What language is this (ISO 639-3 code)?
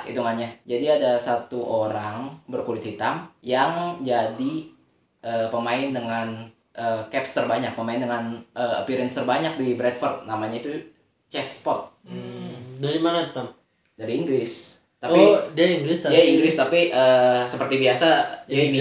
ind